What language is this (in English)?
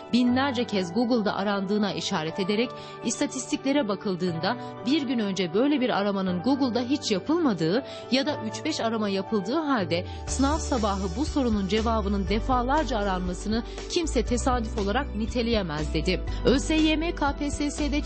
Turkish